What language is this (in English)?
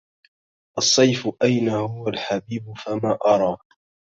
Arabic